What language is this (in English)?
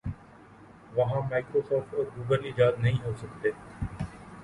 Urdu